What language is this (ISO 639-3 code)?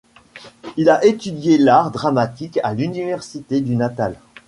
fra